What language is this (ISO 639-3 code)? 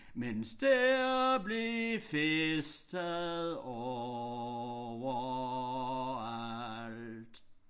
dan